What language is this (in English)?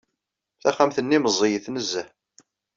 Kabyle